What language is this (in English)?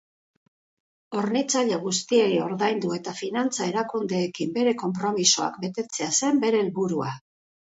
Basque